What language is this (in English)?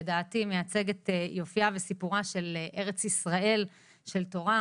Hebrew